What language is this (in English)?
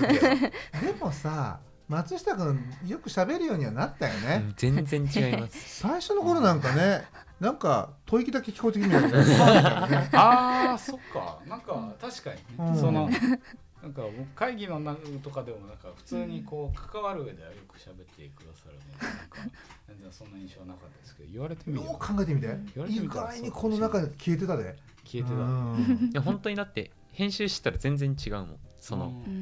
Japanese